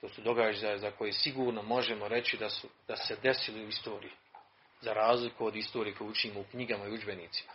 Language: Croatian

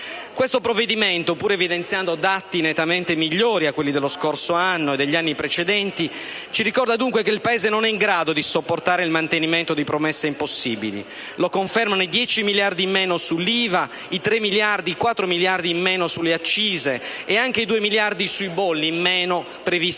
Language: Italian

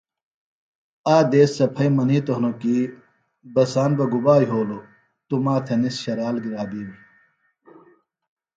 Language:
Phalura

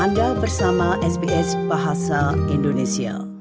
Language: Indonesian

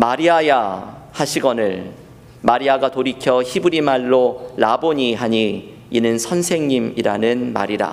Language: Korean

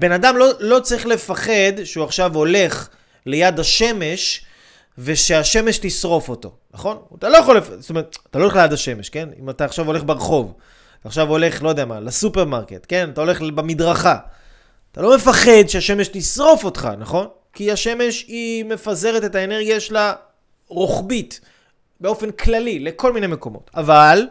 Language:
Hebrew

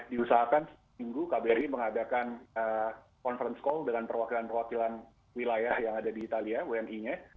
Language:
Indonesian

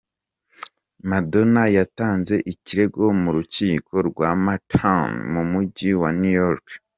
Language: Kinyarwanda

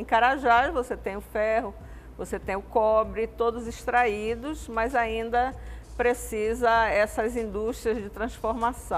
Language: Portuguese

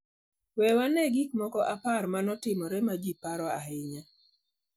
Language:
Luo (Kenya and Tanzania)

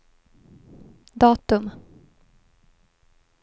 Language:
Swedish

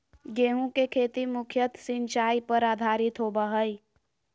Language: Magahi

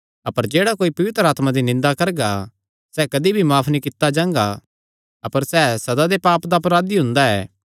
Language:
Kangri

